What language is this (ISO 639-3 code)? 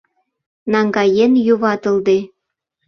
chm